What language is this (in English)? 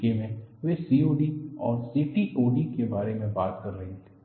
Hindi